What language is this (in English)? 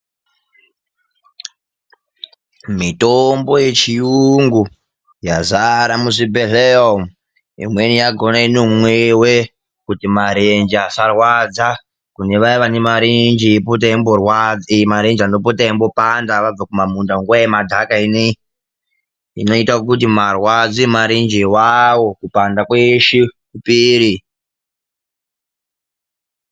Ndau